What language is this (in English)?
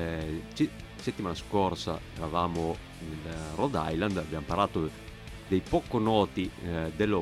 Italian